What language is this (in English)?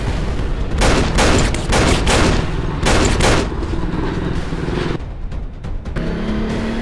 Filipino